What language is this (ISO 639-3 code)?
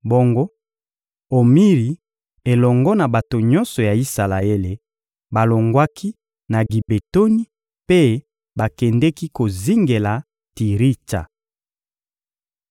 lin